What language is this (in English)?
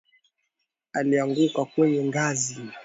Swahili